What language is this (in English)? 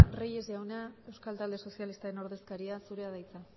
Basque